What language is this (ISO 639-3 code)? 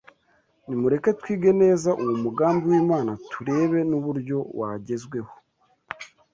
kin